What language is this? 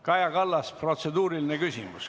Estonian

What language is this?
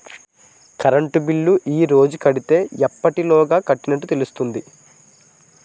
Telugu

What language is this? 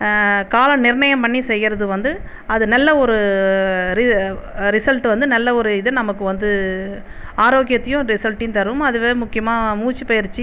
Tamil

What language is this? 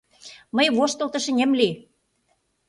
Mari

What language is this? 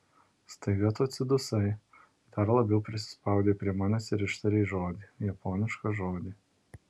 Lithuanian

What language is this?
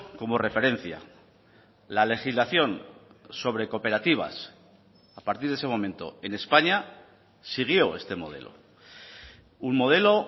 Spanish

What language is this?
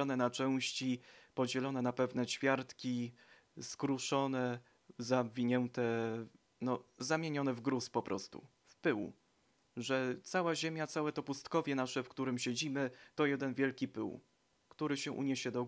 Polish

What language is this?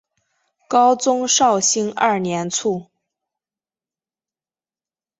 Chinese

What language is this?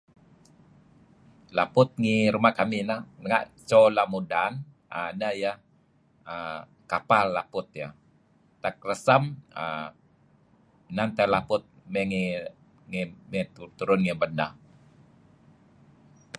Kelabit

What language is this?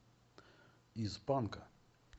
Russian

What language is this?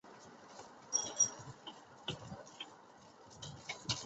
Chinese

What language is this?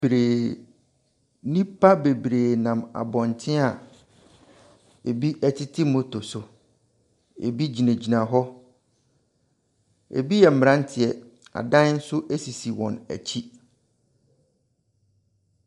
Akan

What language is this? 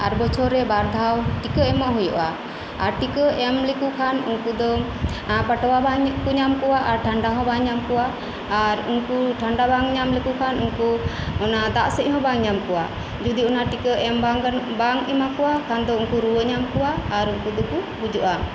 Santali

